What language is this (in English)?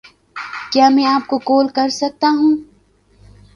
Urdu